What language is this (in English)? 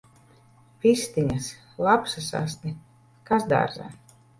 Latvian